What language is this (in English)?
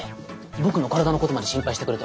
Japanese